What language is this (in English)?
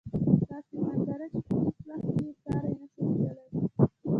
Pashto